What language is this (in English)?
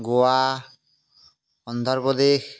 Assamese